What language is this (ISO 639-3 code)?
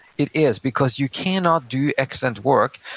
eng